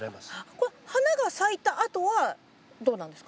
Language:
Japanese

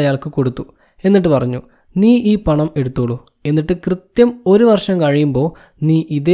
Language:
Malayalam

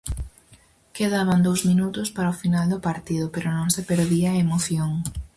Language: Galician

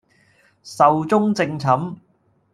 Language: Cantonese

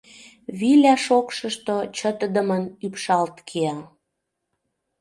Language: Mari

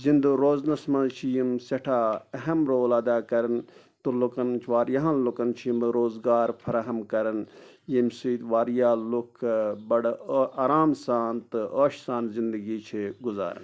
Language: Kashmiri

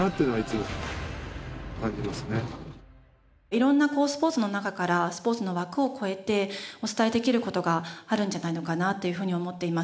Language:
Japanese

